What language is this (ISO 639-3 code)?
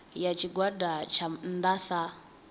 ven